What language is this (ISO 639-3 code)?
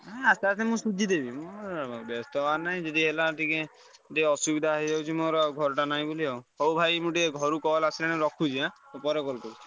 ori